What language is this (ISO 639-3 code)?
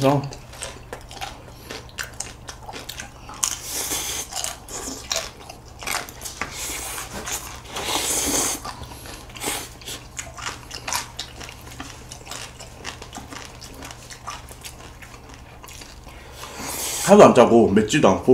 kor